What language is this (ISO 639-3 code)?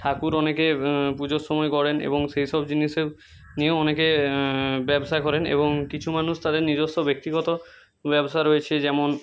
ben